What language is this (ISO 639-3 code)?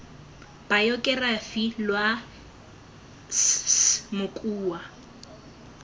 tsn